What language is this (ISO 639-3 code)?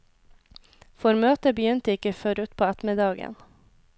nor